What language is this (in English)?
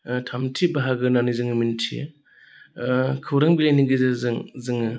Bodo